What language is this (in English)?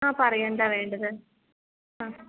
Malayalam